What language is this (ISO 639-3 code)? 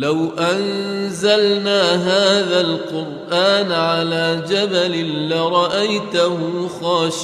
ara